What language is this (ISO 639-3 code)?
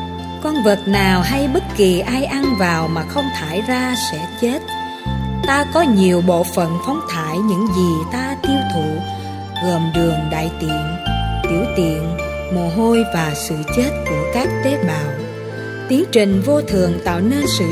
vie